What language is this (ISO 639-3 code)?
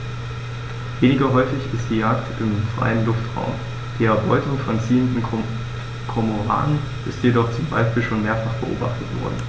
deu